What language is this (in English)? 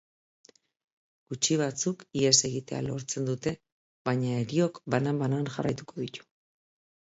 Basque